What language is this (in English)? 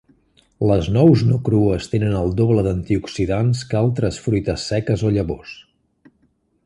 Catalan